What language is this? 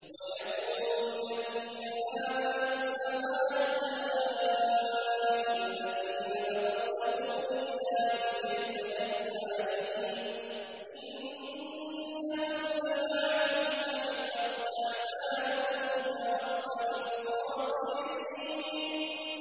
Arabic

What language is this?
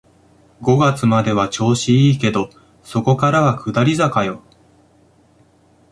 Japanese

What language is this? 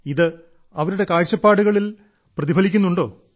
Malayalam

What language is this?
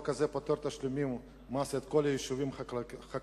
Hebrew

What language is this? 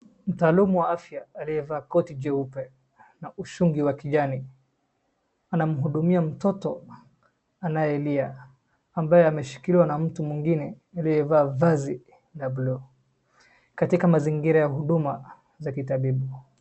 Swahili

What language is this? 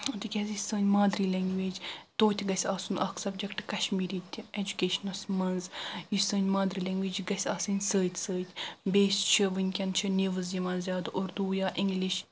Kashmiri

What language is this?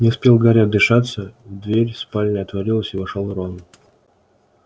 Russian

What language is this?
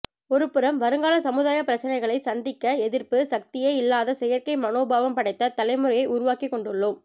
Tamil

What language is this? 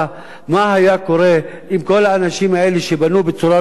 Hebrew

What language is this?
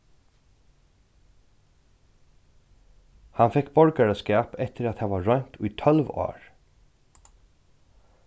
Faroese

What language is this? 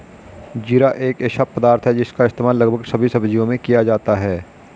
Hindi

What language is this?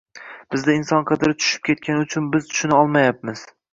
Uzbek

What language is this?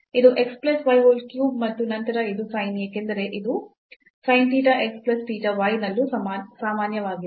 Kannada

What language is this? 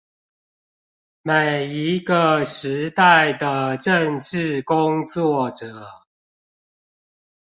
Chinese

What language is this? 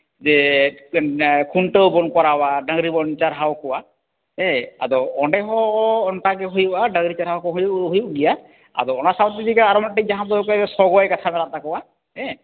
Santali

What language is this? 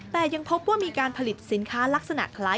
Thai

